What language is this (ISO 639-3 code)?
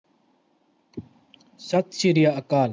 pan